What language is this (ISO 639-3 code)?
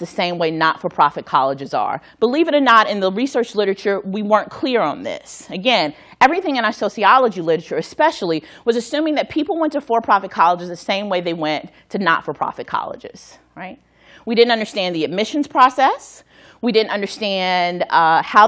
eng